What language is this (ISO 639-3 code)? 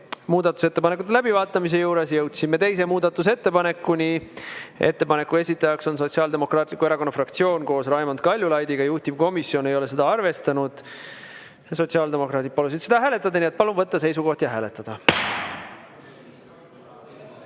est